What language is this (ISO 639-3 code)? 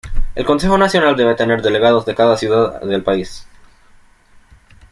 spa